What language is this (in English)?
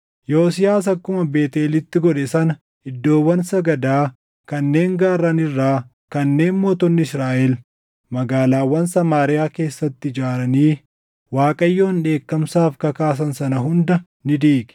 Oromo